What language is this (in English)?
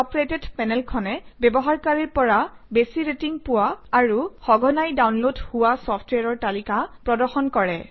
Assamese